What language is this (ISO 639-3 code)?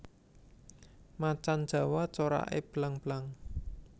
jav